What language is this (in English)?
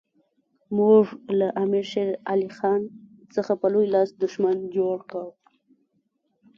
Pashto